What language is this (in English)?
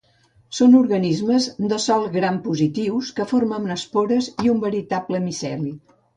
Catalan